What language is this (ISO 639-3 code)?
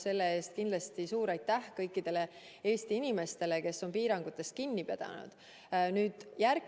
est